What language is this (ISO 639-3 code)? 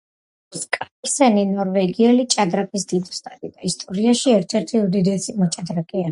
kat